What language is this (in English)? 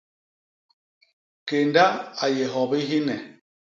Basaa